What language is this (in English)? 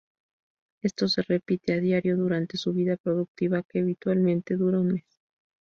Spanish